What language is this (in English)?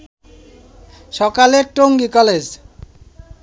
Bangla